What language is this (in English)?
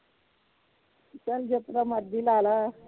Punjabi